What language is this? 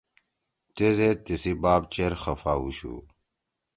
Torwali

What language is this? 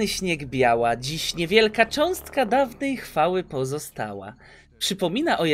Polish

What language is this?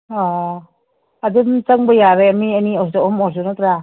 Manipuri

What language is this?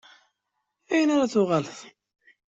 Kabyle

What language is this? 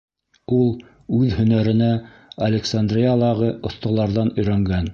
Bashkir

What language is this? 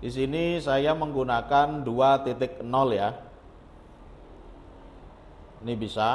Indonesian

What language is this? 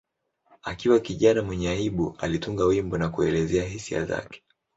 Swahili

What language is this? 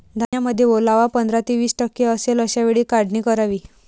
Marathi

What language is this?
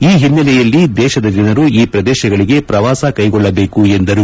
Kannada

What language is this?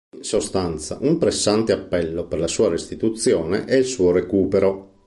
Italian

